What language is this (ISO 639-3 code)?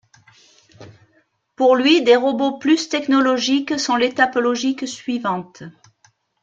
fra